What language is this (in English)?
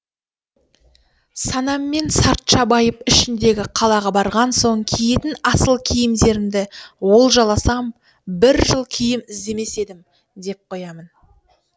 Kazakh